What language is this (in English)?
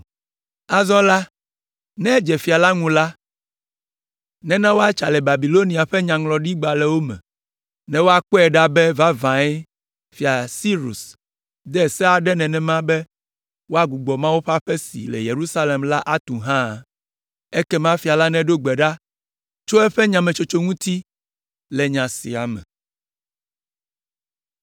Ewe